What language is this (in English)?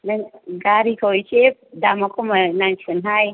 Bodo